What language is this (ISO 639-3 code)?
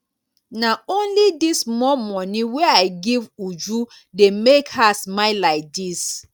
pcm